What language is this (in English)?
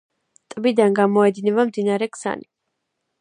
Georgian